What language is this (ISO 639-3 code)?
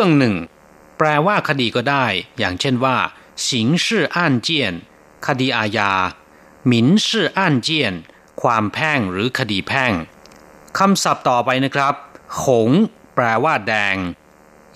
tha